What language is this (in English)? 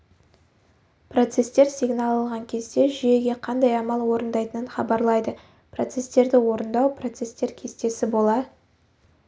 Kazakh